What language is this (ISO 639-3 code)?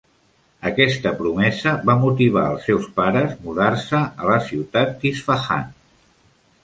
cat